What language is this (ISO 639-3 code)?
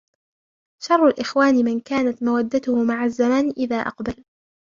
ara